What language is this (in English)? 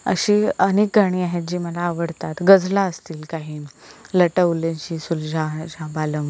Marathi